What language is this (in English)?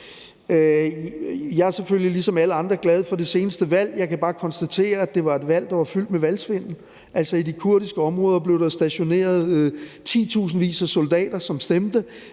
Danish